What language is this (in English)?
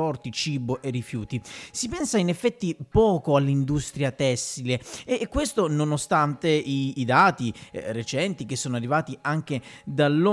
Italian